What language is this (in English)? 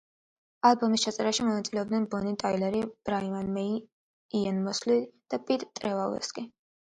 Georgian